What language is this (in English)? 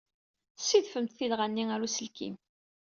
Kabyle